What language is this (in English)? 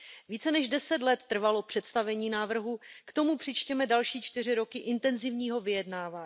Czech